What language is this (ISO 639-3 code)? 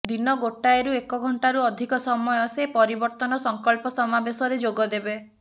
ori